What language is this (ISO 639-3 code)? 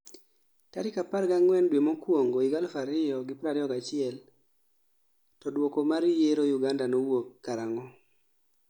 luo